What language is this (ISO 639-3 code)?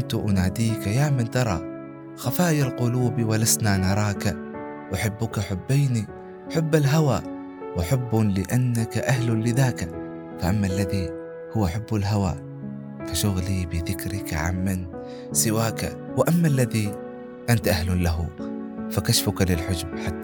ara